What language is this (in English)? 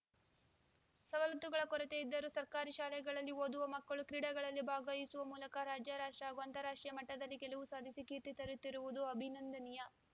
Kannada